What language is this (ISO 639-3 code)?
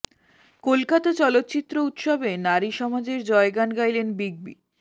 ben